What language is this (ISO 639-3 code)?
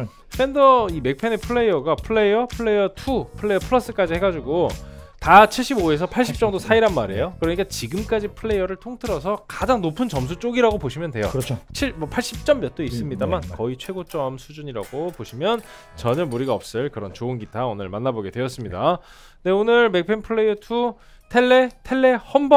kor